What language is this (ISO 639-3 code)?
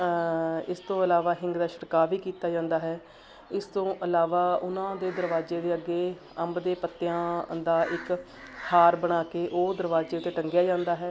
pan